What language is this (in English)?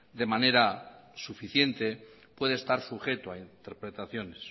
Spanish